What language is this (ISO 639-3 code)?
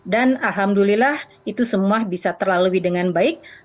ind